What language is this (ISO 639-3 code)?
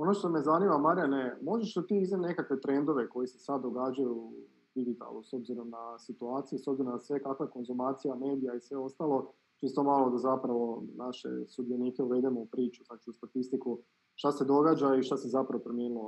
hrv